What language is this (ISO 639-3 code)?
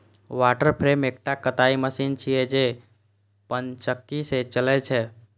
mai